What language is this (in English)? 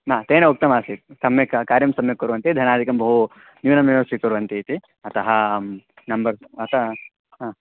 Sanskrit